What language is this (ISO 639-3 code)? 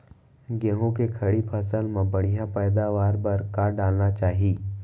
hne